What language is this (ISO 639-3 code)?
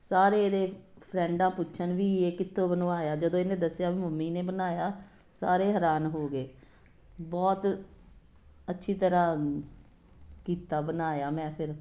pan